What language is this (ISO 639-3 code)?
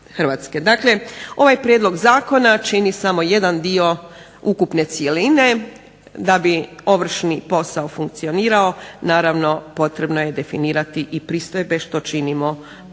hrv